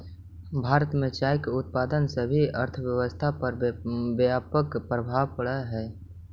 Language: Magahi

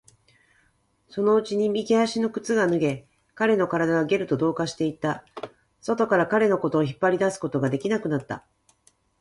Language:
Japanese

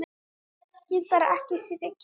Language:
Icelandic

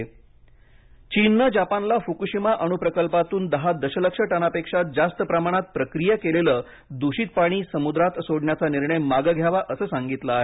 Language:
Marathi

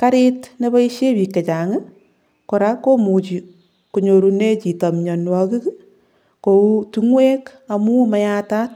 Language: Kalenjin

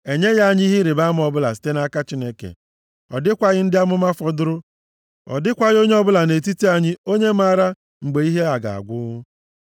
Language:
Igbo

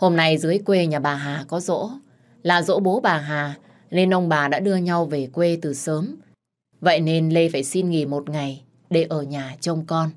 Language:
Vietnamese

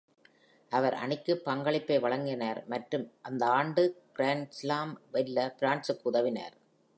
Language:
Tamil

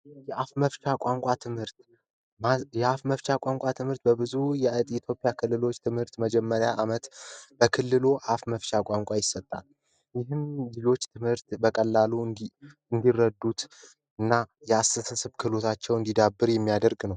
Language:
Amharic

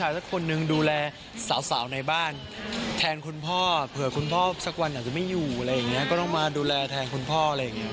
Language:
Thai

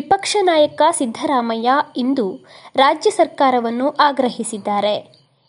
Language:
Kannada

